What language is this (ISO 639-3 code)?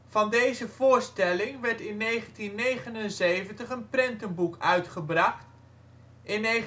nld